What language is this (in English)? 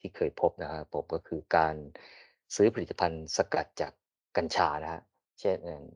Thai